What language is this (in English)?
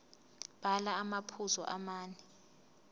Zulu